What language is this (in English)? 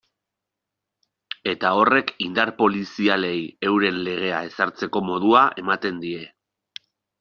Basque